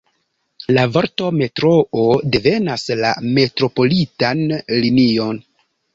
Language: Esperanto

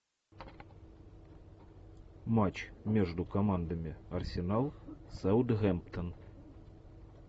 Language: Russian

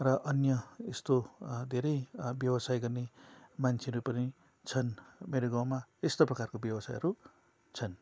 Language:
Nepali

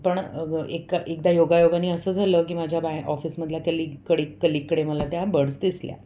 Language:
Marathi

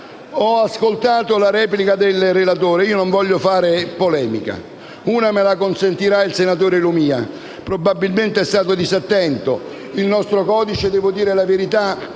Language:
Italian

